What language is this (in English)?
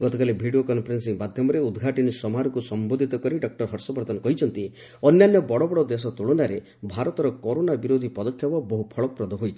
Odia